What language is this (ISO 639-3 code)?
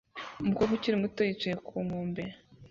kin